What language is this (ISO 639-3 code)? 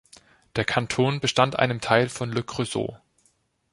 deu